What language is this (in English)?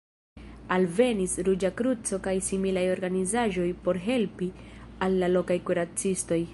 Esperanto